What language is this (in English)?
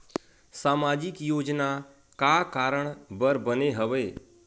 Chhattisgarhi